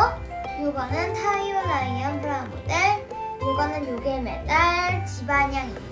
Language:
Korean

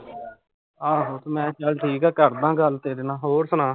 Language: Punjabi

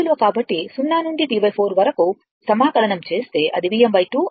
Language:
Telugu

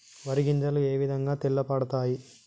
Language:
Telugu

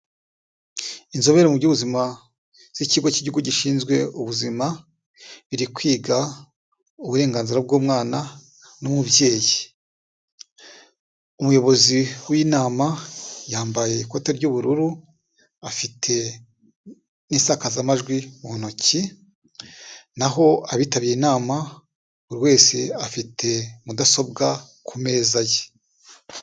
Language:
Kinyarwanda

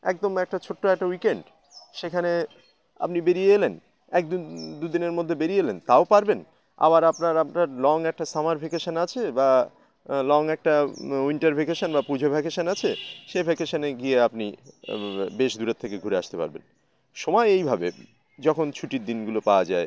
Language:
Bangla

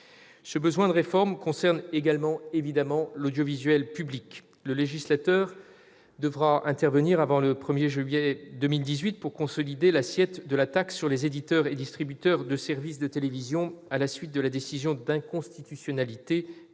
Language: French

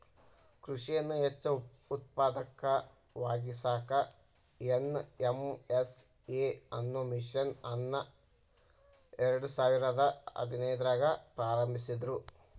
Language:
Kannada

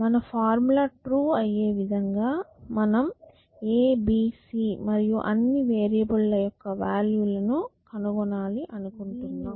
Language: Telugu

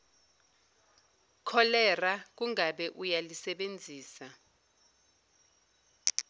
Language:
Zulu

